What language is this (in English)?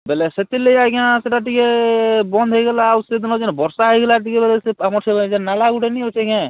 Odia